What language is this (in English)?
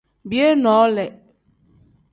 Tem